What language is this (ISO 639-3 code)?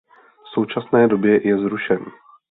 ces